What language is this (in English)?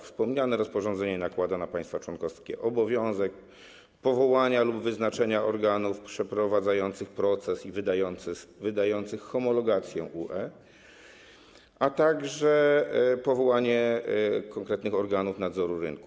Polish